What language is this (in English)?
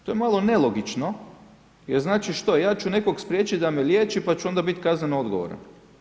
Croatian